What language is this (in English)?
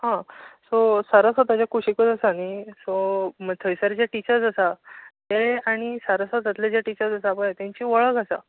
Konkani